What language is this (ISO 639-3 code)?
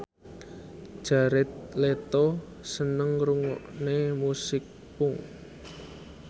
jav